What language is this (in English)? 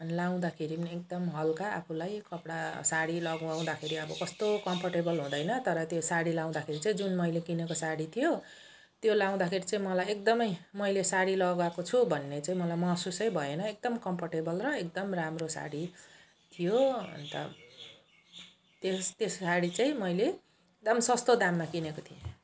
Nepali